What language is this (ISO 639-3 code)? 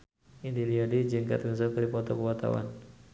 sun